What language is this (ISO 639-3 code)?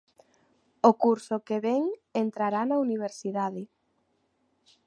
glg